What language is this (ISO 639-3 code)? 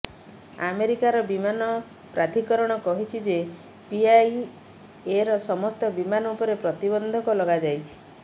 ori